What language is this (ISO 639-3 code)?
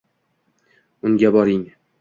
uzb